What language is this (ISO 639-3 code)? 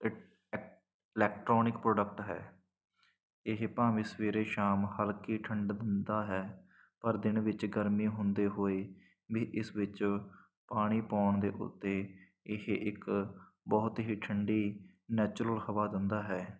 pan